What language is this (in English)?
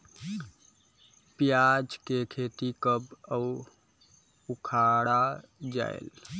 Chhattisgarhi